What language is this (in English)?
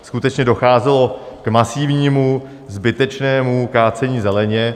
Czech